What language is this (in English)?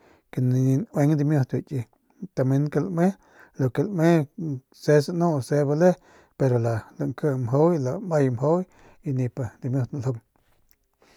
Northern Pame